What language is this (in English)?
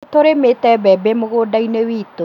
Kikuyu